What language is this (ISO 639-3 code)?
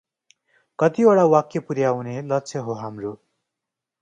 nep